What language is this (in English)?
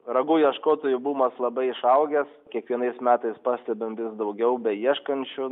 Lithuanian